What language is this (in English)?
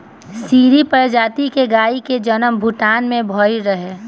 Bhojpuri